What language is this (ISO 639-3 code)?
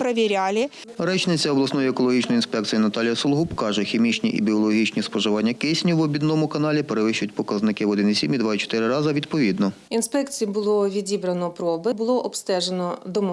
ukr